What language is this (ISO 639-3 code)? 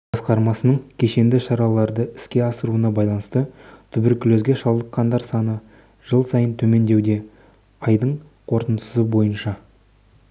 kaz